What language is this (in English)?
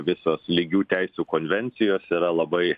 Lithuanian